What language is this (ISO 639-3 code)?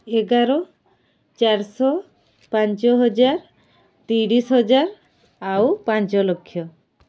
ori